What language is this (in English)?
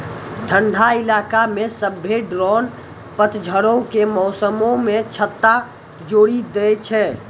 Maithili